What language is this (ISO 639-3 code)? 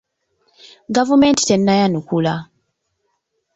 lug